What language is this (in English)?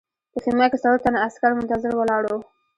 Pashto